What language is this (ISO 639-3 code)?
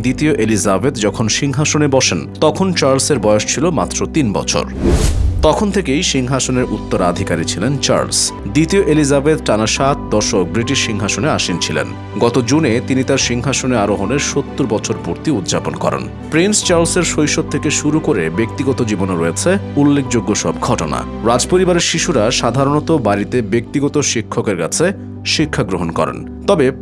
ben